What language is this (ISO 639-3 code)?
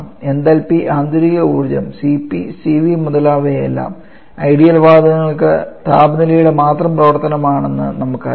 mal